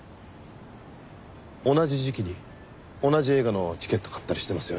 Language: Japanese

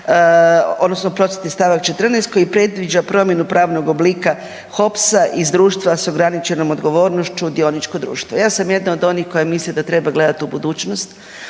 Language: Croatian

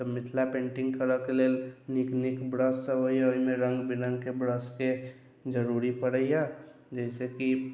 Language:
Maithili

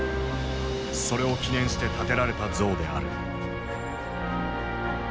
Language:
Japanese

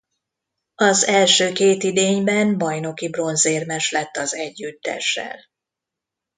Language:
Hungarian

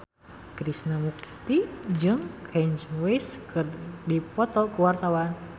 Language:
Sundanese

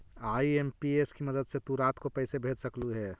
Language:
Magahi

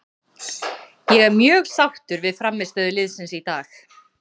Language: Icelandic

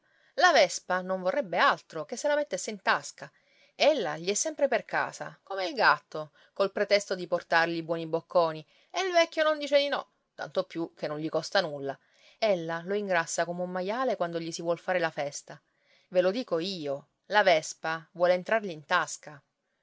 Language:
Italian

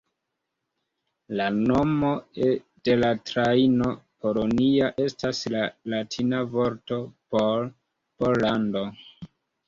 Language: Esperanto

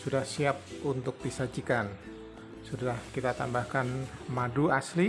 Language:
Indonesian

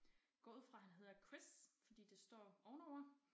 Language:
Danish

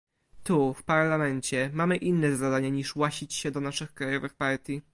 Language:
Polish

